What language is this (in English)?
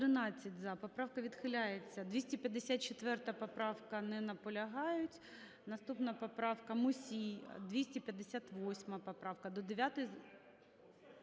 Ukrainian